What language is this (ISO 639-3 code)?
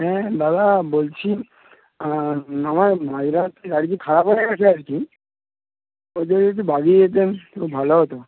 ben